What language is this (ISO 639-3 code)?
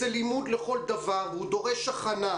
heb